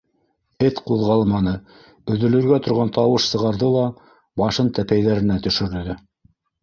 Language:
Bashkir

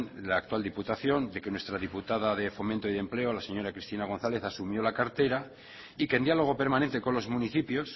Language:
Spanish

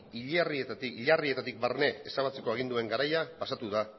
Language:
Basque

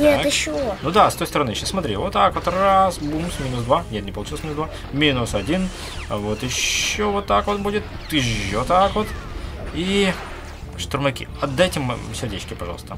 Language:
Russian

